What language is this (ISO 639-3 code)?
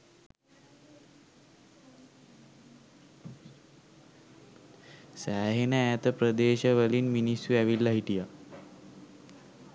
sin